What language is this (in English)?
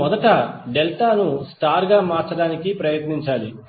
Telugu